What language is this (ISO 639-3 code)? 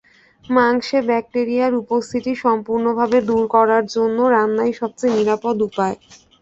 ben